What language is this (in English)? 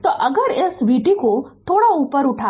Hindi